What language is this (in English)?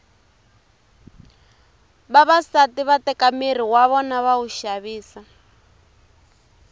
Tsonga